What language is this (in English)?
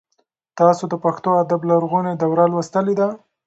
Pashto